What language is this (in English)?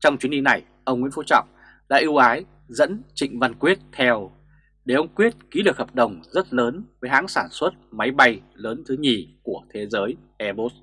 Vietnamese